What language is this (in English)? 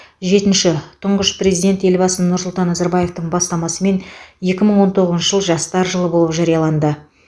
Kazakh